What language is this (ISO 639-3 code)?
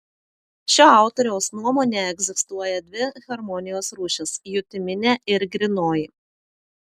lit